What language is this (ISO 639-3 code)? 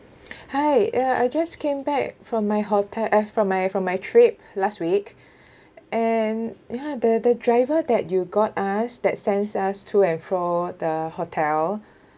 eng